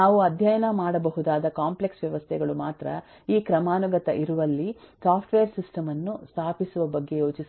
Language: Kannada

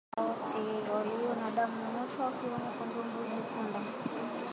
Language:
Swahili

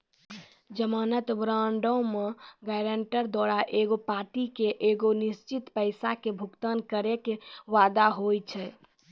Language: Maithili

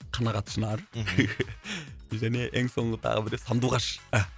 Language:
Kazakh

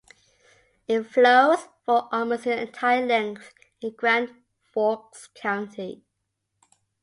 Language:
English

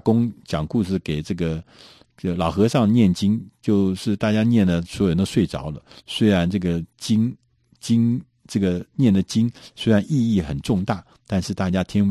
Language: Chinese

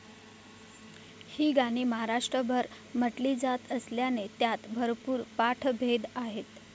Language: Marathi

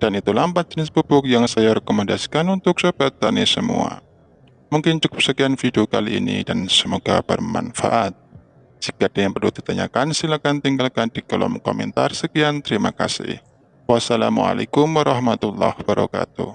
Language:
Indonesian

